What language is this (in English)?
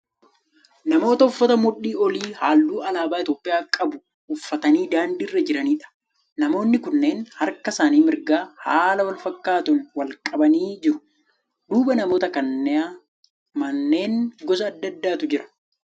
Oromo